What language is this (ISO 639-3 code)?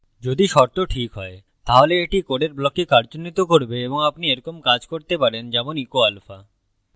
ben